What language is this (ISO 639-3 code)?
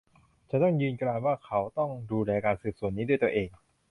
tha